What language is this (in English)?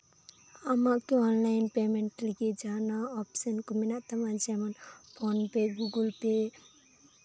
Santali